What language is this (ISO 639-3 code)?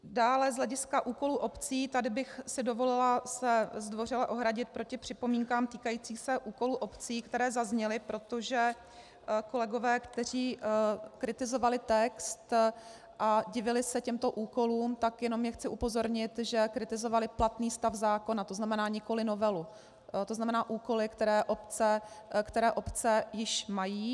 ces